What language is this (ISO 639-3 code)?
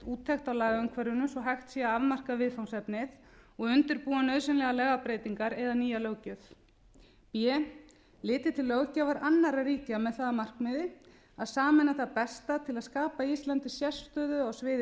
isl